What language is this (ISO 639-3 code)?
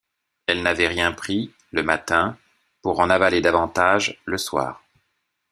fra